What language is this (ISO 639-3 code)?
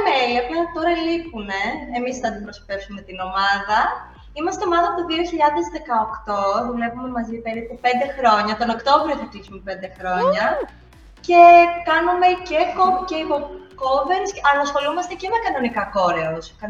ell